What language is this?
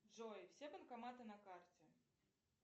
Russian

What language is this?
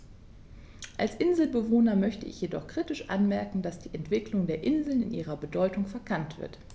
German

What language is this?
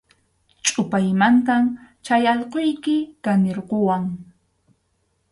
Arequipa-La Unión Quechua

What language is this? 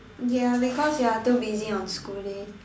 English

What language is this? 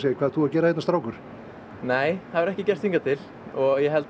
Icelandic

